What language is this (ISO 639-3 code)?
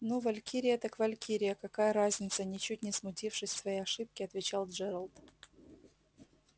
rus